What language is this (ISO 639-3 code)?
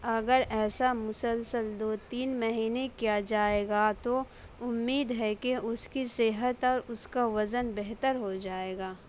urd